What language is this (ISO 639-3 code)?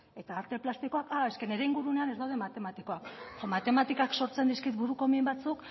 eus